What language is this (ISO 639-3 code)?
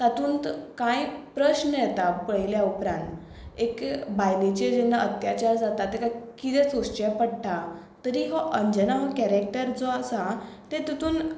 kok